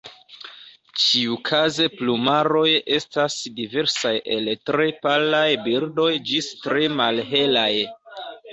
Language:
Esperanto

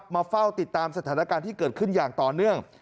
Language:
Thai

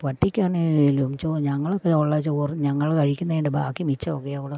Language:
Malayalam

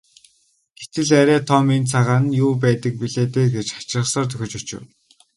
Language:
Mongolian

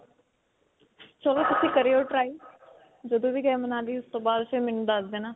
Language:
Punjabi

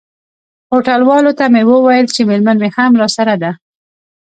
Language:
Pashto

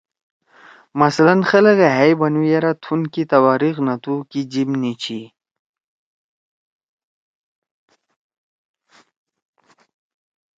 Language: Torwali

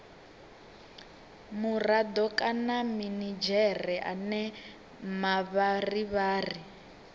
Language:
Venda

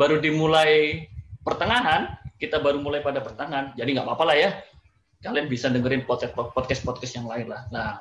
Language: Indonesian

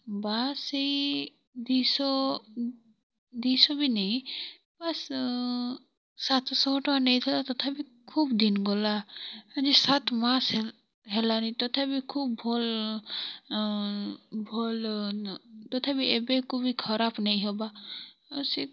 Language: Odia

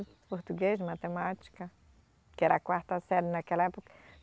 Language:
Portuguese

